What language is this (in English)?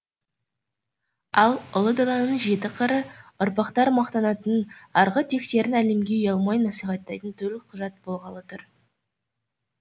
Kazakh